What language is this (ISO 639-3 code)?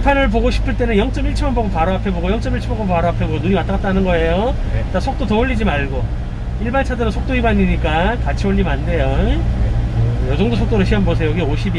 kor